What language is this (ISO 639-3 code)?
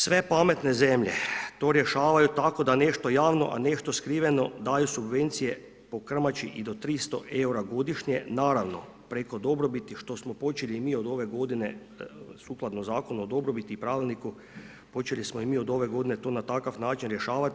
hrv